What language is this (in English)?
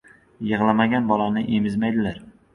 Uzbek